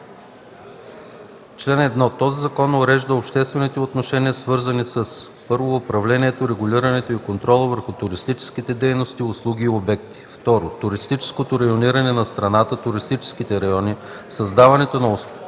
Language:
Bulgarian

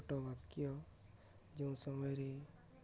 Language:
Odia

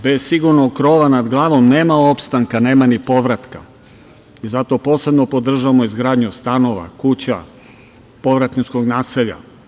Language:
Serbian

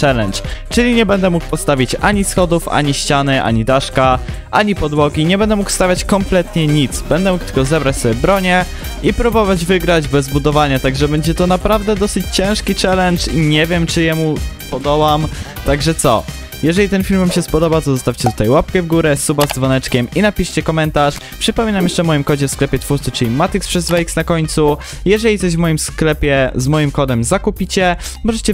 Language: Polish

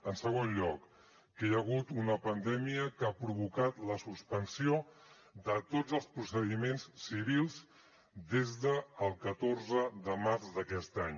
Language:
Catalan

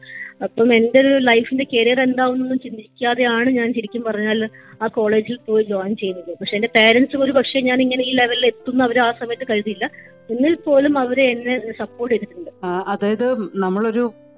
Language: Malayalam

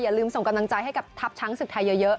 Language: Thai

